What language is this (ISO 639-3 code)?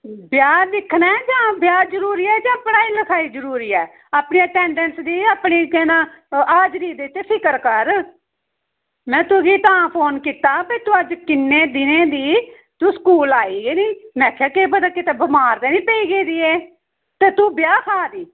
doi